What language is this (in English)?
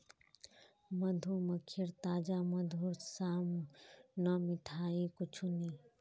Magahi